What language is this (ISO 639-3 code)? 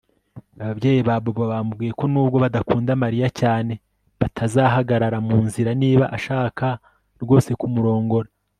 kin